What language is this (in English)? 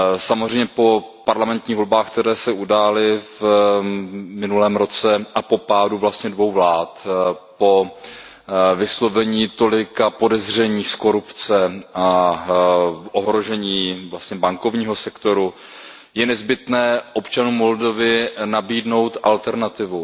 Czech